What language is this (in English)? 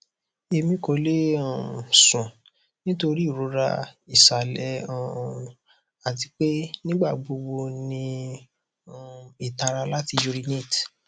Yoruba